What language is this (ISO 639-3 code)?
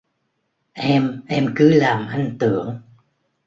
vie